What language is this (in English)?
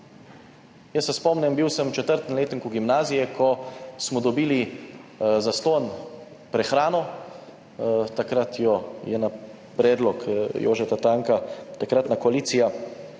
Slovenian